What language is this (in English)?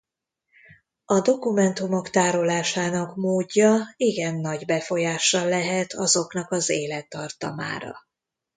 Hungarian